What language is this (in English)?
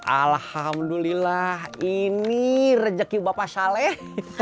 Indonesian